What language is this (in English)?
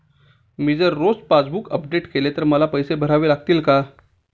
Marathi